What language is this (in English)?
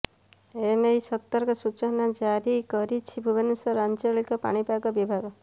Odia